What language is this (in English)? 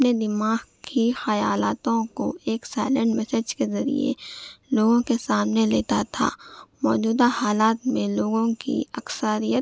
Urdu